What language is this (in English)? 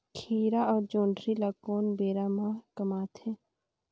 Chhattisgarhi